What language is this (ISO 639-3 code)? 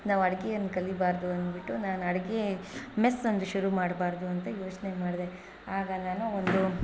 kan